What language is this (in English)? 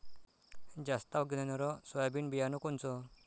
Marathi